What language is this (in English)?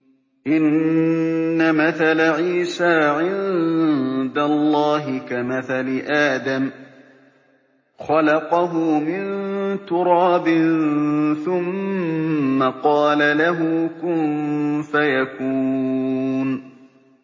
Arabic